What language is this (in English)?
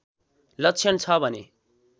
Nepali